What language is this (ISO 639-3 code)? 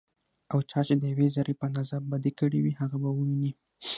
pus